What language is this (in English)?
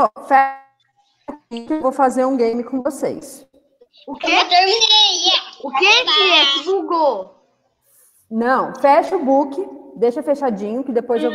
Portuguese